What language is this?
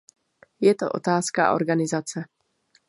Czech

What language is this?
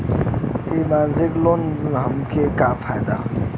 Bhojpuri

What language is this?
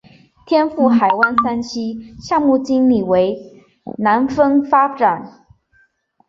Chinese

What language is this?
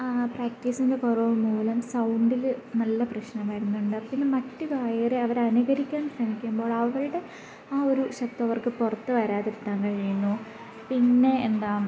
Malayalam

